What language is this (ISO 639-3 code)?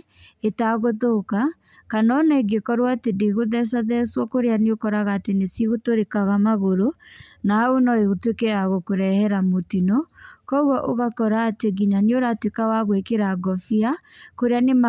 kik